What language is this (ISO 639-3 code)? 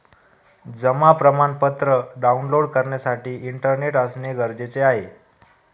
mar